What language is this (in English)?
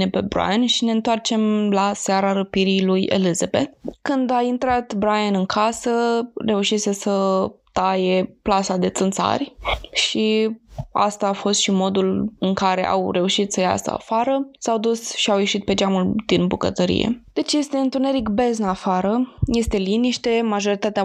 Romanian